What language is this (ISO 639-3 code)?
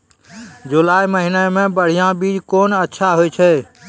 mai